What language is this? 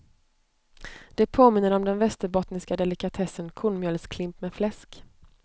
Swedish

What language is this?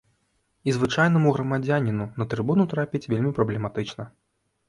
Belarusian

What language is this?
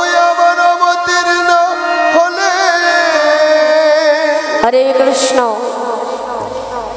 Arabic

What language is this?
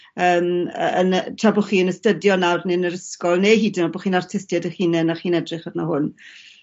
Welsh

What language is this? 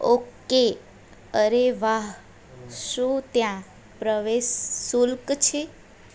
Gujarati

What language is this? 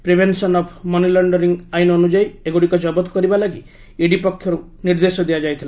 Odia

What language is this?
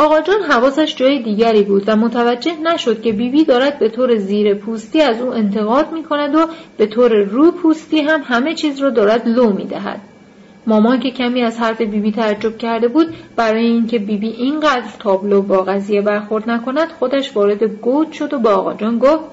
Persian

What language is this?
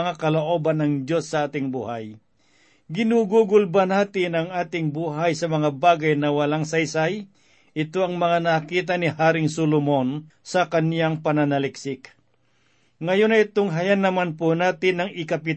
Filipino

